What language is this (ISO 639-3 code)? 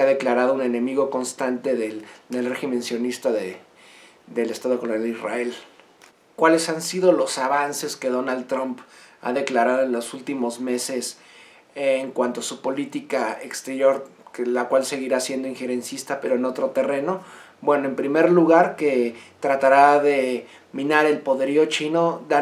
spa